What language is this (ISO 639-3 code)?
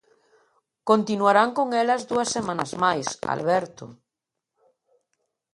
glg